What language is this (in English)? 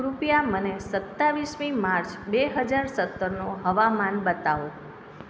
Gujarati